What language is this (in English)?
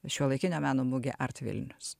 Lithuanian